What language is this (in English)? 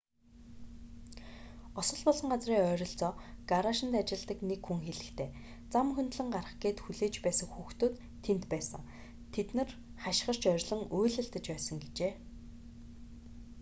Mongolian